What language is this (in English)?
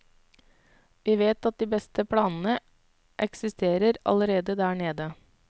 Norwegian